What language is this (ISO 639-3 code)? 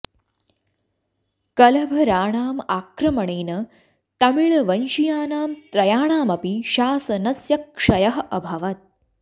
san